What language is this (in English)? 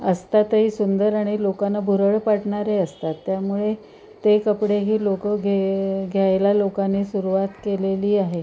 Marathi